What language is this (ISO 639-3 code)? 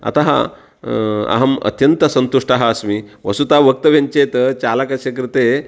san